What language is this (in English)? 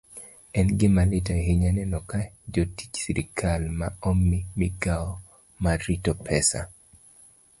Luo (Kenya and Tanzania)